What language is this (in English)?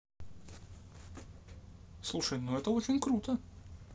Russian